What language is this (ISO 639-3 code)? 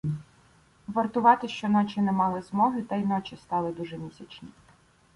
ukr